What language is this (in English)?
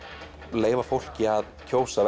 Icelandic